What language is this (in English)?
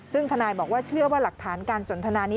Thai